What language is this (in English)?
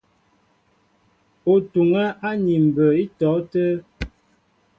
Mbo (Cameroon)